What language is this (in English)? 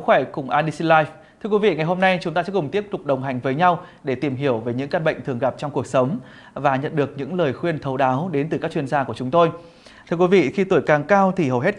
Vietnamese